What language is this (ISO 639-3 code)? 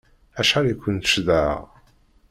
kab